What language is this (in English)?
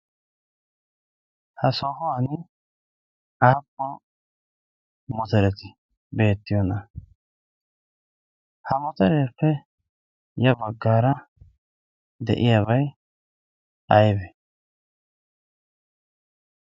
Wolaytta